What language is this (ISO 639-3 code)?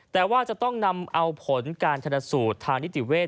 tha